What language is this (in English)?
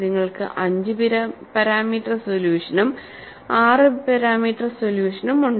Malayalam